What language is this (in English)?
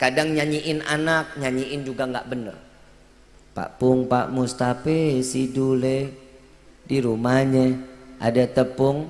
Indonesian